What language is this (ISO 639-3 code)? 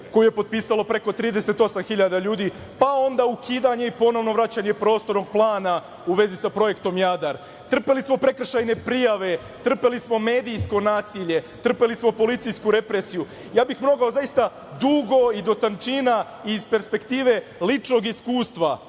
srp